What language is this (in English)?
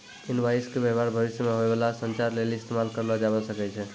Maithili